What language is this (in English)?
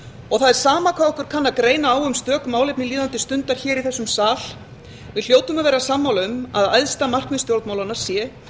Icelandic